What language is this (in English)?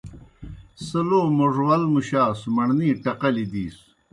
Kohistani Shina